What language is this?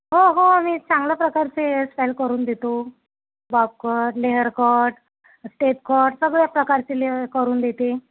Marathi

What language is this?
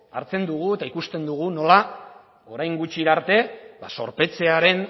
Basque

